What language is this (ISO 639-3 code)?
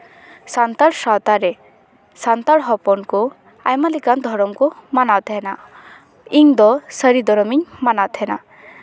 sat